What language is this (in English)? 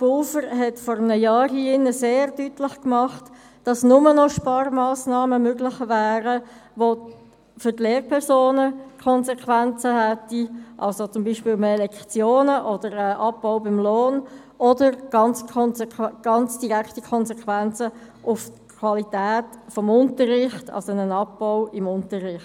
Swiss German